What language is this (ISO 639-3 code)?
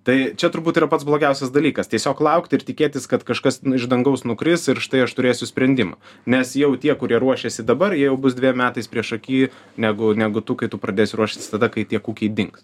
lit